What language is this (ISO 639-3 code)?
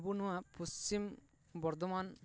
sat